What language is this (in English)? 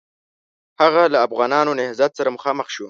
Pashto